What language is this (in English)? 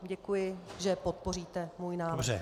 Czech